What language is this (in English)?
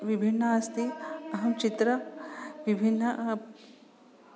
Sanskrit